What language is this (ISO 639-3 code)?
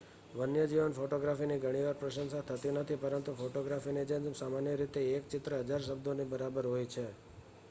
guj